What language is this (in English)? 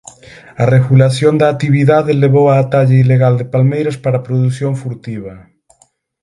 Galician